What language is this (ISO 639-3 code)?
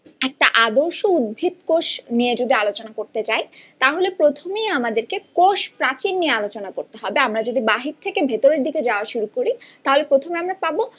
ben